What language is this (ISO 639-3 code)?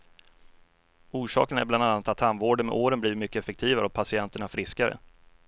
swe